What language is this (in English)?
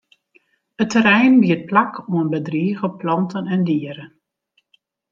Western Frisian